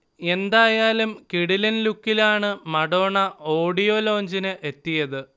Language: Malayalam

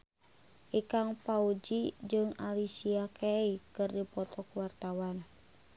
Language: Sundanese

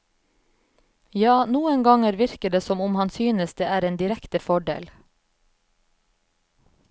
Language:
Norwegian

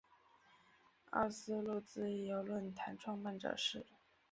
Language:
Chinese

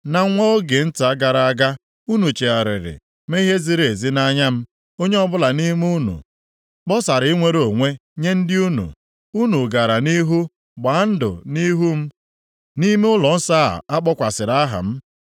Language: Igbo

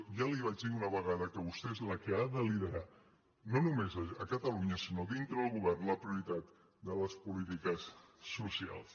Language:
Catalan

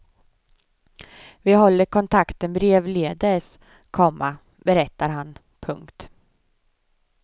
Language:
Swedish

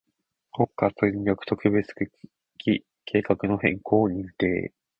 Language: Japanese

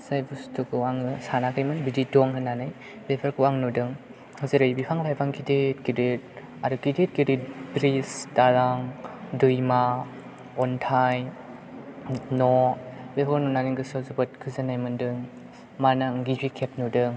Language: Bodo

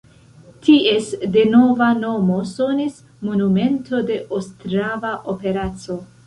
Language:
Esperanto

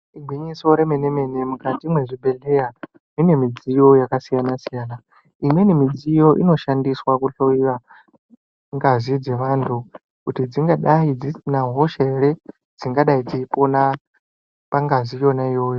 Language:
Ndau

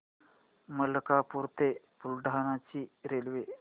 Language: Marathi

